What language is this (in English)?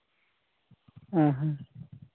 Santali